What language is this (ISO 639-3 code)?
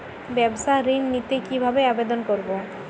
ben